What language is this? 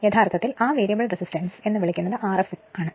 Malayalam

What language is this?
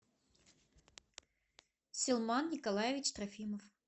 Russian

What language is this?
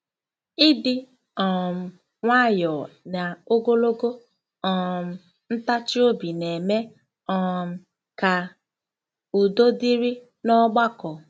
Igbo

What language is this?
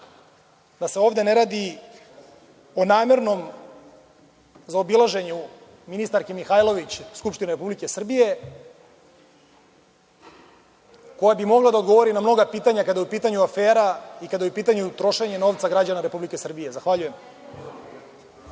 Serbian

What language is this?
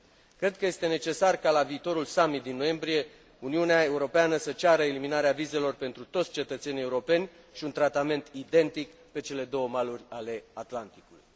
Romanian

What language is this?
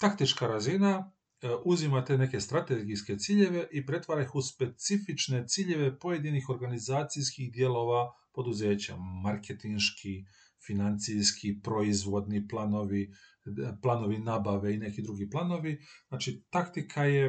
Croatian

